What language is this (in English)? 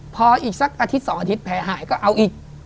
Thai